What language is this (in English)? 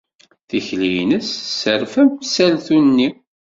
Kabyle